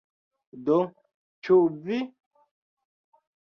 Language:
Esperanto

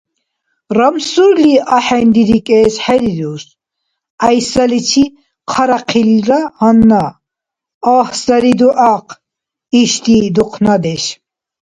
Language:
Dargwa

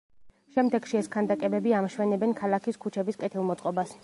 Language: Georgian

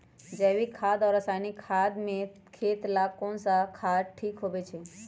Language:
Magahi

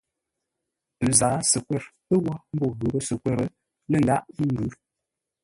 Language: Ngombale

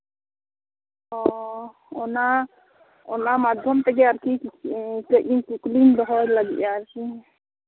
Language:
Santali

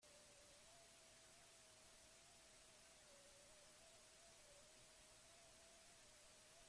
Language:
Basque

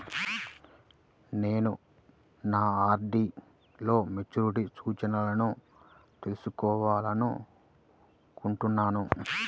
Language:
Telugu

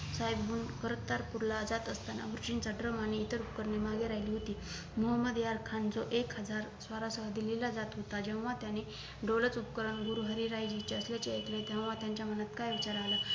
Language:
Marathi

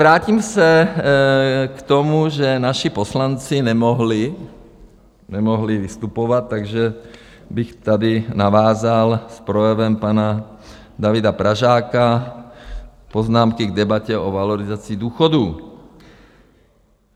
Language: Czech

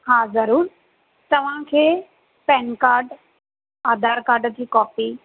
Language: Sindhi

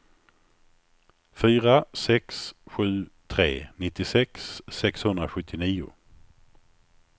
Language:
Swedish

